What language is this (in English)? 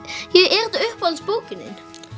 Icelandic